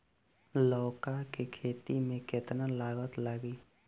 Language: Bhojpuri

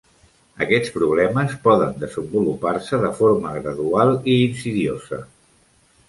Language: Catalan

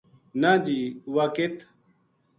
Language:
Gujari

